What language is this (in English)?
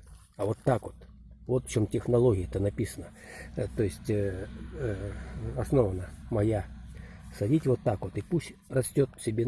Russian